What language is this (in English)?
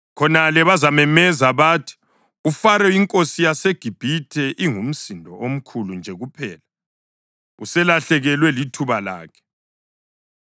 North Ndebele